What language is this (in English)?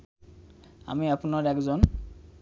Bangla